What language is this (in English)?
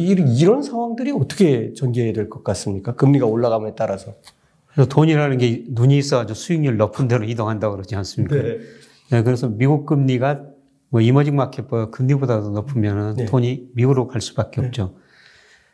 Korean